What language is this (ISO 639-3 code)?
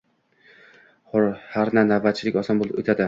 uzb